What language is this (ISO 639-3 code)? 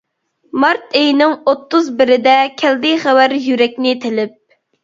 uig